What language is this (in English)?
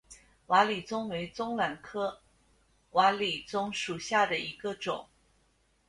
Chinese